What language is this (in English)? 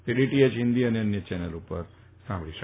Gujarati